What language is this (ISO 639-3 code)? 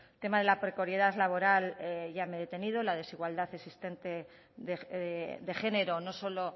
spa